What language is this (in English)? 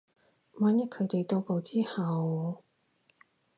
Cantonese